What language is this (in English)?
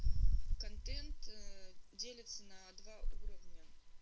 Russian